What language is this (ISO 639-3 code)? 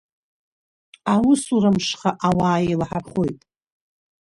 abk